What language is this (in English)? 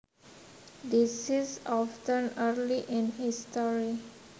Javanese